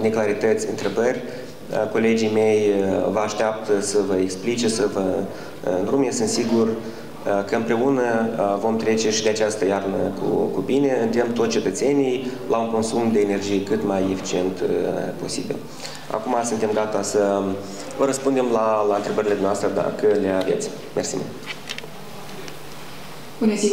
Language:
Romanian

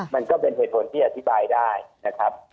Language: Thai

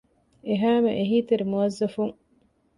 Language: Divehi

